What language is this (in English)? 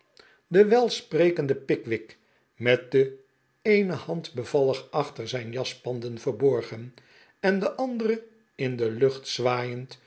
Dutch